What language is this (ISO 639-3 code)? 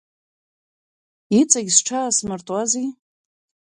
abk